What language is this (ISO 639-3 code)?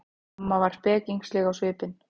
isl